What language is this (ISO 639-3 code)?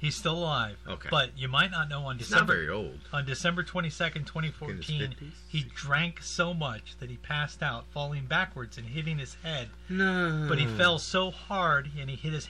eng